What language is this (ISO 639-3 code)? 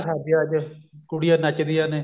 pan